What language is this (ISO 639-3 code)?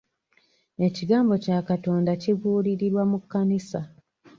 lug